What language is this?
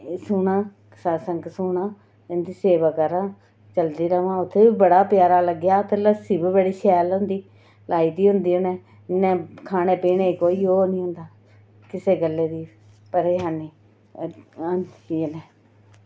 Dogri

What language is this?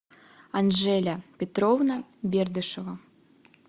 Russian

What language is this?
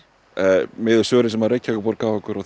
Icelandic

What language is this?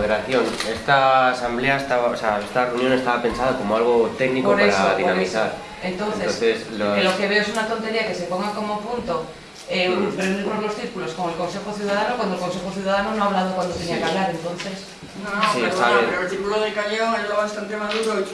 Spanish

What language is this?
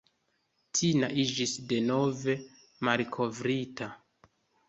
Esperanto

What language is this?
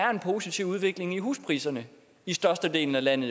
Danish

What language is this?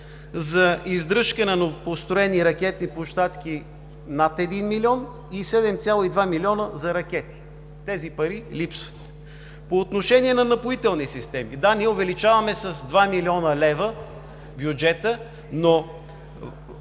Bulgarian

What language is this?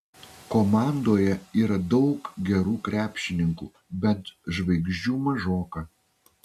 Lithuanian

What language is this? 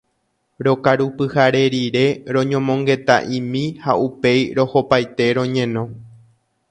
Guarani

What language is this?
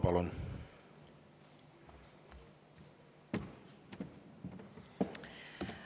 Estonian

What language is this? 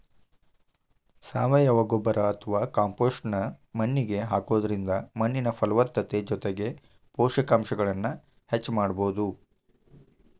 Kannada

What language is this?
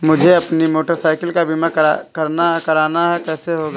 Hindi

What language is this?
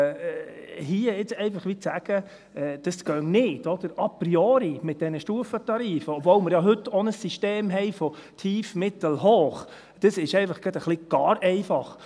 Swiss German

